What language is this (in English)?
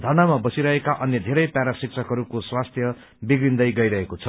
Nepali